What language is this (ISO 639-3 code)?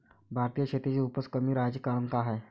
mar